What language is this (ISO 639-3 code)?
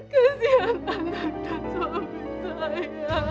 ind